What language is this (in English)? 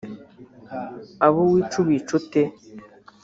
Kinyarwanda